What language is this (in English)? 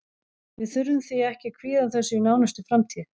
Icelandic